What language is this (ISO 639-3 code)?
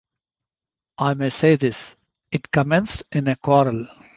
eng